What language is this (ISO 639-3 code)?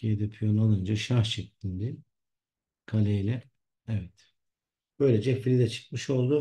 tur